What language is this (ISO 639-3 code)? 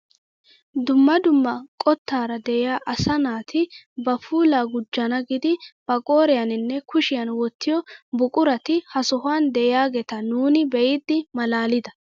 wal